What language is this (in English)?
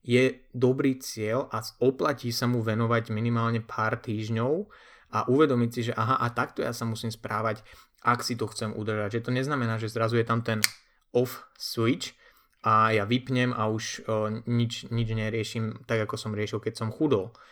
Slovak